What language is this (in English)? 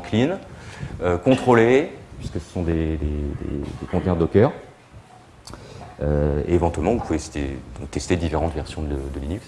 French